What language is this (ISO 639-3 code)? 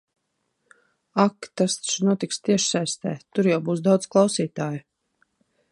lav